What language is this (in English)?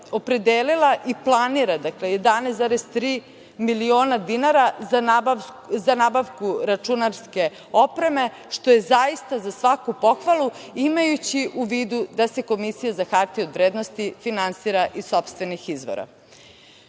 Serbian